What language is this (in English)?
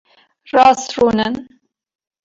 Kurdish